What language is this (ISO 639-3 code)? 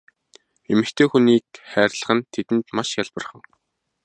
mon